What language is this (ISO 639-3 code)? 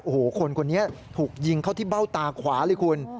tha